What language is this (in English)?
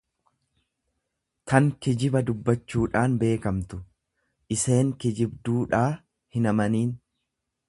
Oromo